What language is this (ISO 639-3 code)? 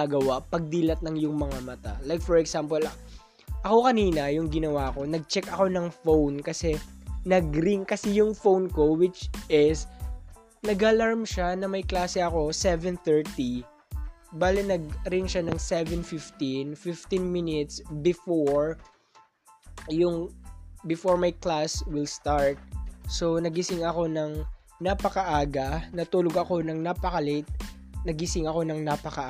fil